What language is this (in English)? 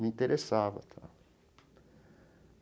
Portuguese